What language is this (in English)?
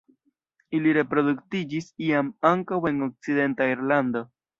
Esperanto